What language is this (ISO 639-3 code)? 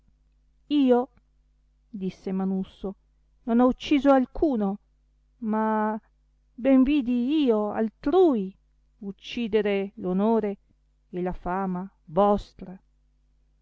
ita